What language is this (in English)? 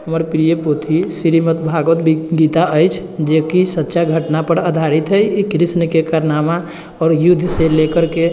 Maithili